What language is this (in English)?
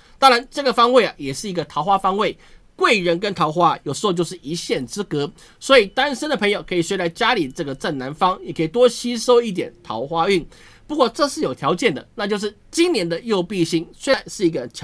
Chinese